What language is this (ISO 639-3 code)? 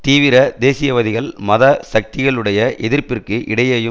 tam